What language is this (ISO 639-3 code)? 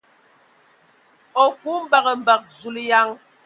ewo